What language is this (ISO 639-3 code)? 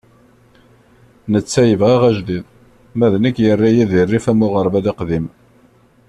kab